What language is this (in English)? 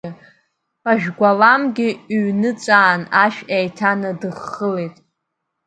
Abkhazian